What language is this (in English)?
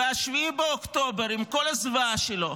Hebrew